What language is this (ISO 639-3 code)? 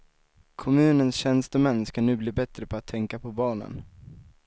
swe